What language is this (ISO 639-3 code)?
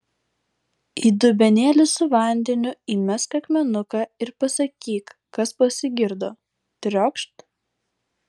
lit